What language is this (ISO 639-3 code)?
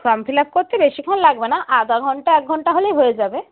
ben